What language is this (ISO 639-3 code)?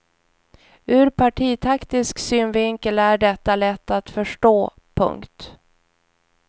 swe